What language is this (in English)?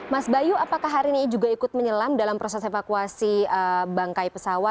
Indonesian